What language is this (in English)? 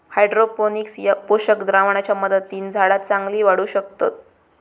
Marathi